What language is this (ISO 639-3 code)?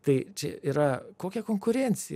lit